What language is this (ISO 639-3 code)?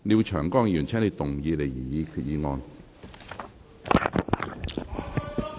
yue